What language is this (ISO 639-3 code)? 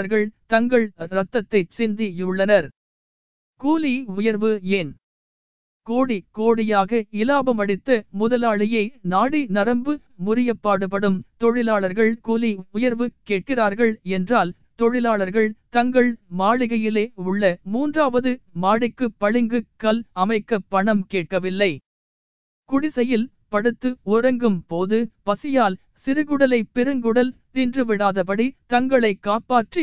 tam